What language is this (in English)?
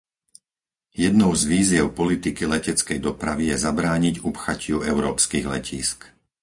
Slovak